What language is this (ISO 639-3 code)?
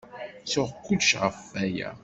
kab